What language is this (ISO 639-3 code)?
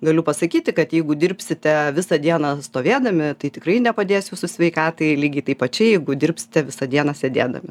lit